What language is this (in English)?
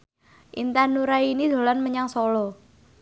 Javanese